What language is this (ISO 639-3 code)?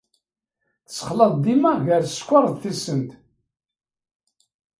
kab